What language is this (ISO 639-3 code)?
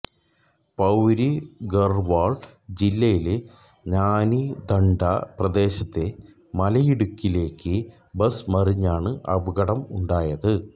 mal